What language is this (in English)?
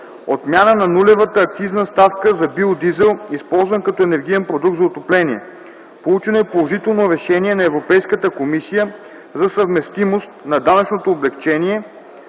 Bulgarian